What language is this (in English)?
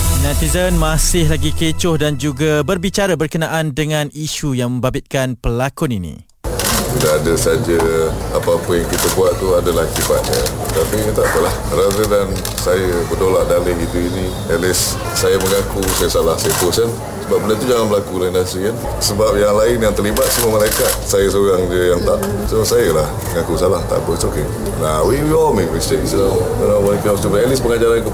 Malay